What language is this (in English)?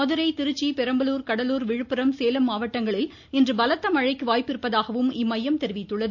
Tamil